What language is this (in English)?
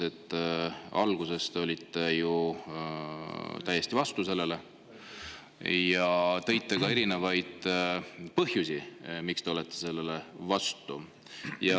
Estonian